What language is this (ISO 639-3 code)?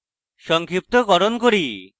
ben